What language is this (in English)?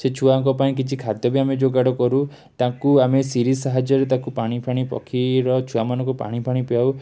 Odia